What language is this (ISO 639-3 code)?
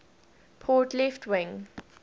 eng